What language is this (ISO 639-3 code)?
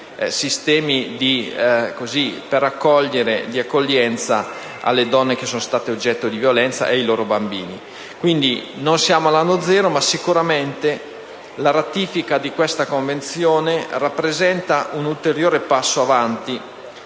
ita